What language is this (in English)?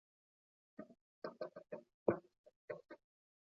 Chinese